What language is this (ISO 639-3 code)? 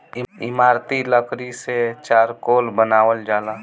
bho